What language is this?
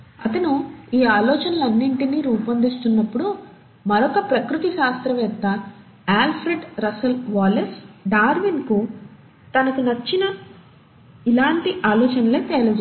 Telugu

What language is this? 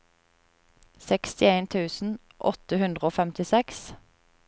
Norwegian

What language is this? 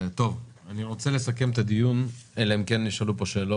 Hebrew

